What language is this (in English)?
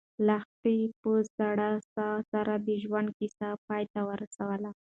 Pashto